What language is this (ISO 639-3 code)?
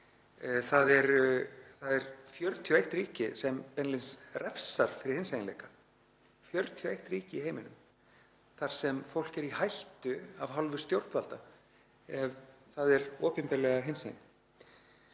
isl